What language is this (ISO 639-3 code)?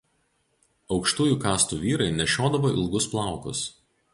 lit